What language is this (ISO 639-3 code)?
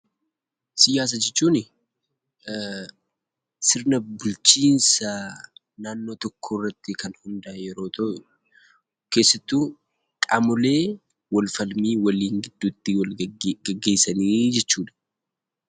orm